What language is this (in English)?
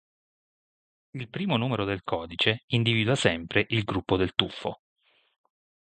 Italian